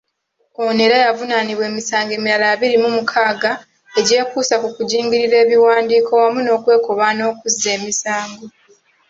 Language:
Ganda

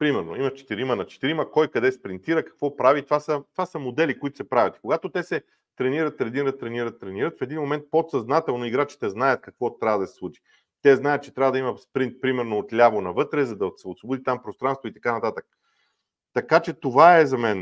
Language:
Bulgarian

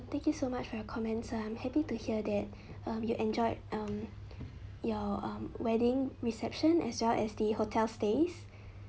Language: English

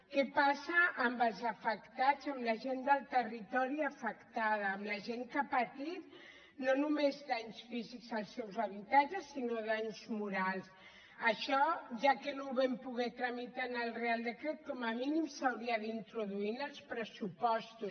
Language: Catalan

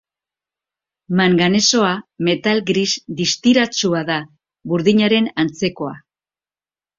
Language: Basque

